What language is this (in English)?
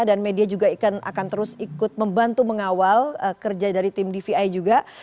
Indonesian